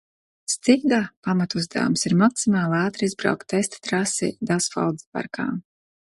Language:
Latvian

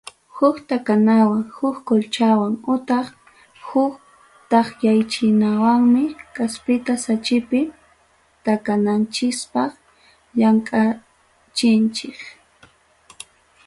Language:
Ayacucho Quechua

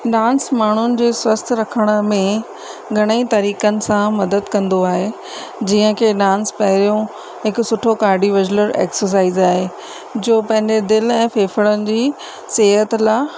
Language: Sindhi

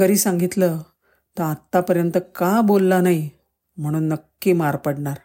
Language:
Marathi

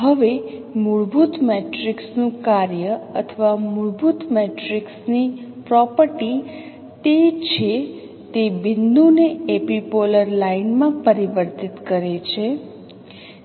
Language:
Gujarati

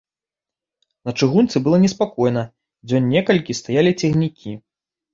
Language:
Belarusian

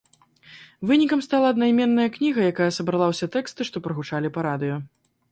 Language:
Belarusian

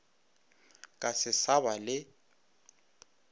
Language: Northern Sotho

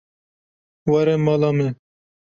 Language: Kurdish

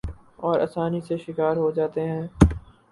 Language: Urdu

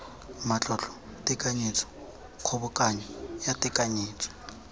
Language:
Tswana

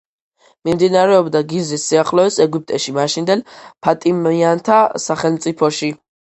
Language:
Georgian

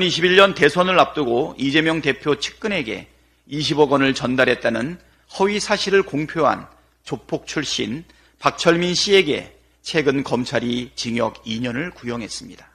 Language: Korean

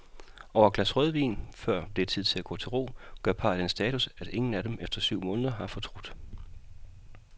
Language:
Danish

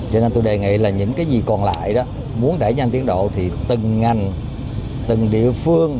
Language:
Vietnamese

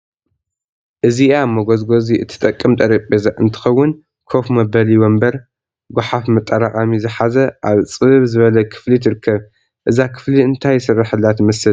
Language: Tigrinya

